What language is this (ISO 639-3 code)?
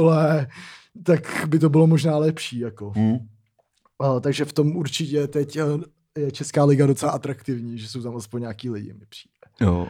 ces